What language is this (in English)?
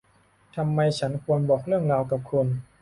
Thai